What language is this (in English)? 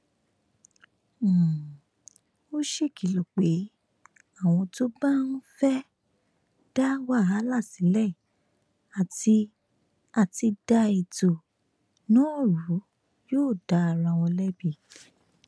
Yoruba